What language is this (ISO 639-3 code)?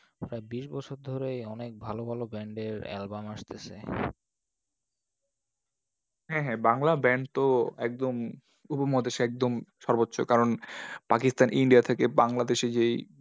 ben